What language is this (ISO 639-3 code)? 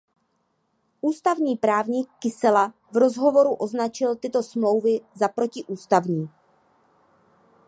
ces